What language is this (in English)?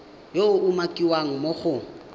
Tswana